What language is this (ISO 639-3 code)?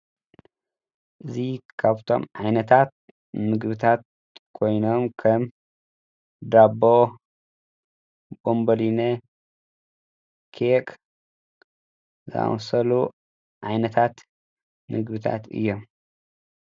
tir